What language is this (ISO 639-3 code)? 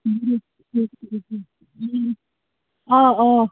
kas